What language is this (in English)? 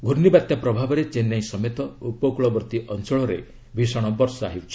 Odia